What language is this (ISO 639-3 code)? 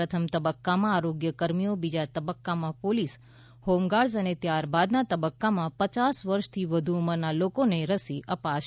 guj